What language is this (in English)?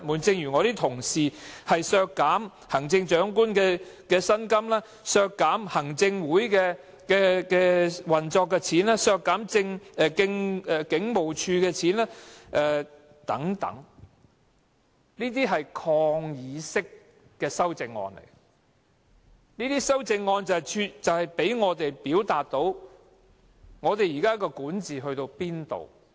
Cantonese